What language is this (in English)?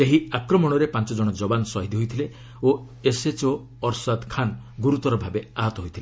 Odia